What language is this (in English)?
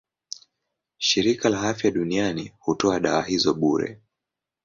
Swahili